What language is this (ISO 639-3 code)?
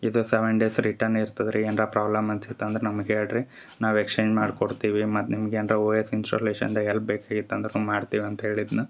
kan